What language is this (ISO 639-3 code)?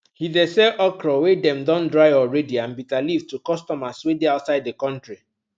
pcm